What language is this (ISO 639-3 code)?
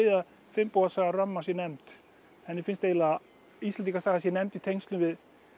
isl